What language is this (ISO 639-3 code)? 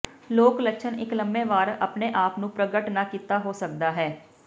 pan